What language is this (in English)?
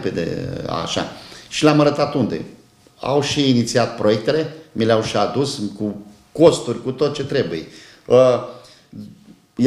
Romanian